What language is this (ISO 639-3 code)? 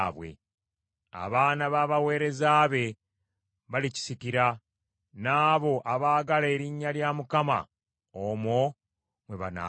lug